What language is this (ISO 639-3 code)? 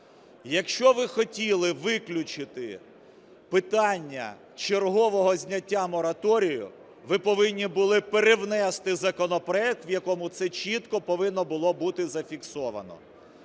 ukr